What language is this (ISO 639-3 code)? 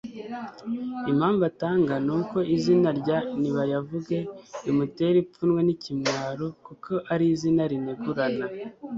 kin